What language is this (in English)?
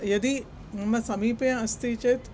Sanskrit